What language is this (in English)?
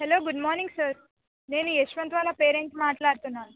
Telugu